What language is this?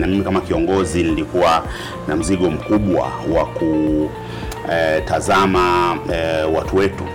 Swahili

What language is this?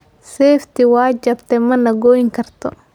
Somali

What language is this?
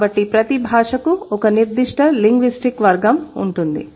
Telugu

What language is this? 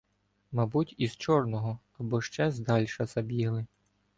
Ukrainian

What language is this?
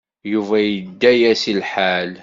Kabyle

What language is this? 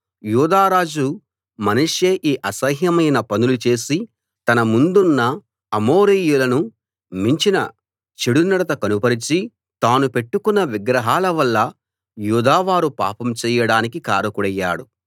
Telugu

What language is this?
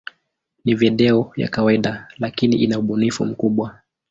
Swahili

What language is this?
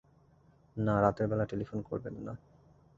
Bangla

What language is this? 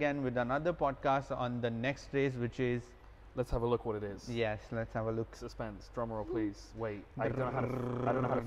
English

